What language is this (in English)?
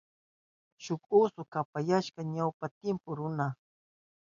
Southern Pastaza Quechua